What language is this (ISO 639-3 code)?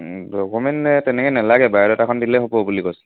asm